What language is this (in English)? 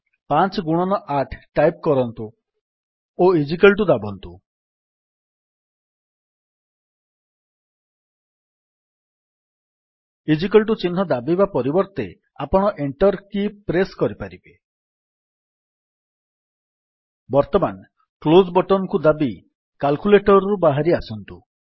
Odia